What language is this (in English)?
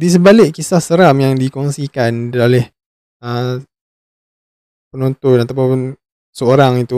Malay